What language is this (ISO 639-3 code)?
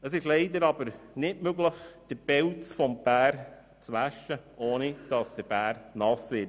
gsw